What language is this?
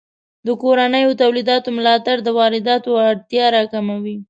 Pashto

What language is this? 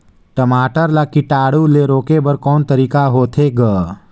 Chhattisgarhi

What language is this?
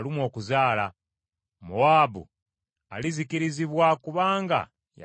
Ganda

